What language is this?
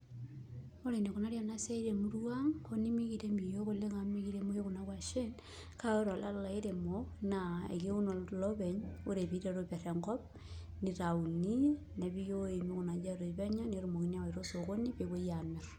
Masai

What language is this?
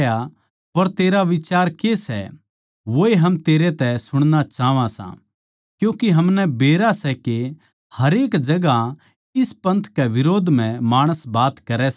Haryanvi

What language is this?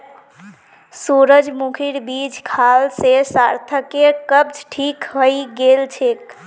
Magahi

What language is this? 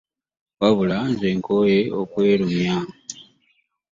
Ganda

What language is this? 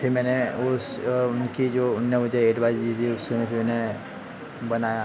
Hindi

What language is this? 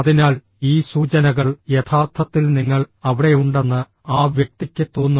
Malayalam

